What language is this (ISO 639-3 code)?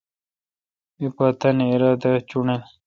xka